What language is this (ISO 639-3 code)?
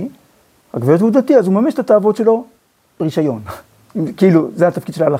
heb